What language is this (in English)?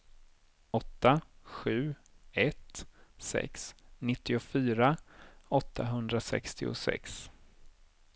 Swedish